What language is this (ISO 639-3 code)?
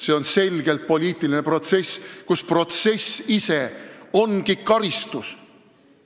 est